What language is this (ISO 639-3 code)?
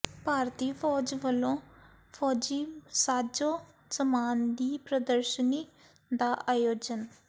pan